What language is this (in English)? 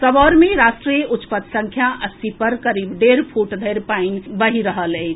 Maithili